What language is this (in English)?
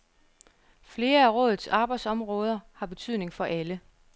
Danish